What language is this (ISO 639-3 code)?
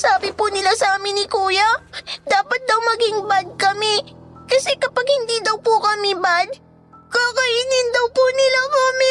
fil